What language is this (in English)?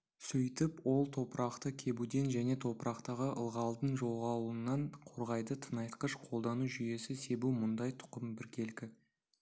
Kazakh